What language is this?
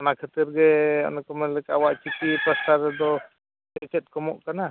Santali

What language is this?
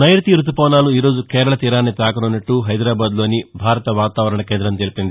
Telugu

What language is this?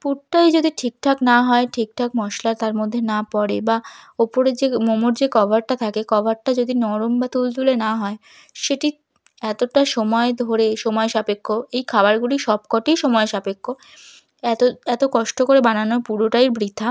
Bangla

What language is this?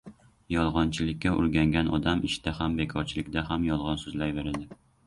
Uzbek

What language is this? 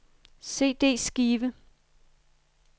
Danish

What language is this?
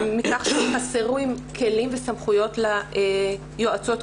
Hebrew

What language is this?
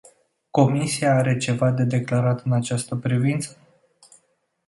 Romanian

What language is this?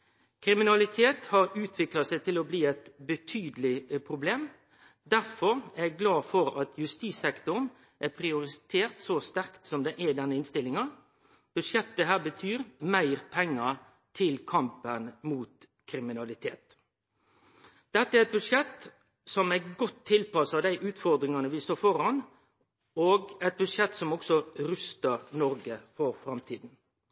Norwegian Nynorsk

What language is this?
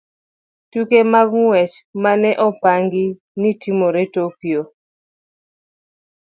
Luo (Kenya and Tanzania)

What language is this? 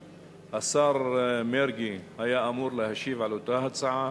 Hebrew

